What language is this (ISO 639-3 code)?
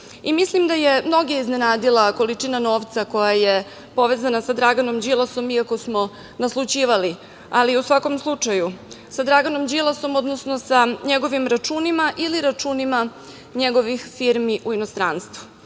srp